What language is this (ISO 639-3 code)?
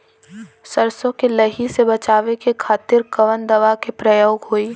bho